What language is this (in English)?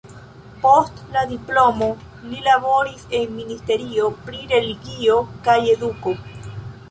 Esperanto